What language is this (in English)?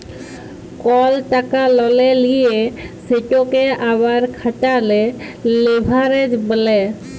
Bangla